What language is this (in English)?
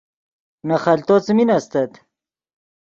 Yidgha